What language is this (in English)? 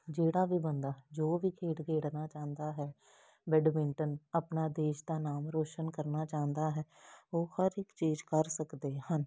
Punjabi